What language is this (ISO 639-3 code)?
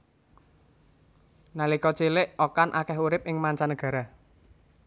jav